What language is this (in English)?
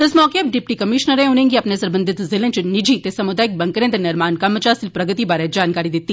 Dogri